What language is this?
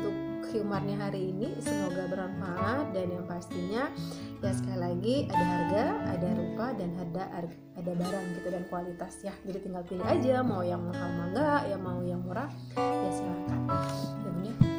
Indonesian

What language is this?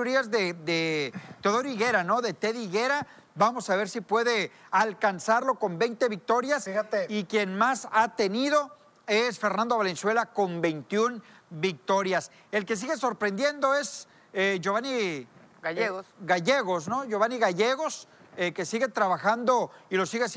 Spanish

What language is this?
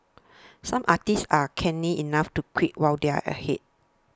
English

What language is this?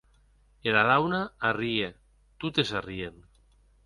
Occitan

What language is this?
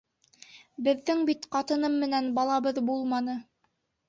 Bashkir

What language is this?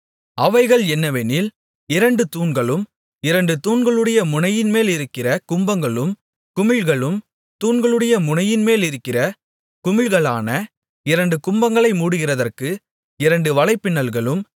Tamil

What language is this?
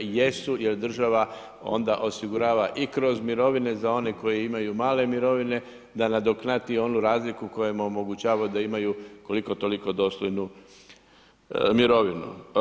Croatian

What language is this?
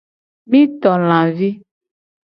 Gen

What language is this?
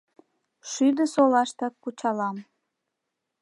Mari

